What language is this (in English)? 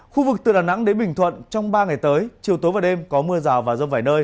Vietnamese